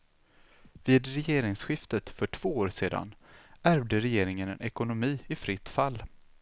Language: Swedish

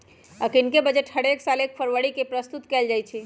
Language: Magahi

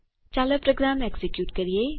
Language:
Gujarati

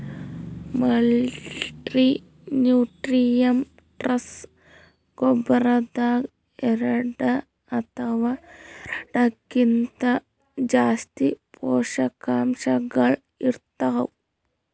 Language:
Kannada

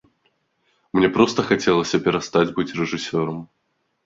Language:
Belarusian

